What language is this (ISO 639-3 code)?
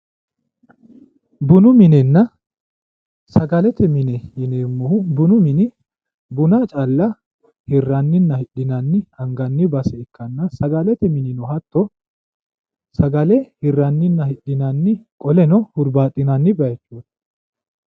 sid